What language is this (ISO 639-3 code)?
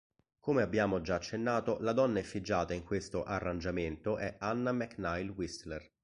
ita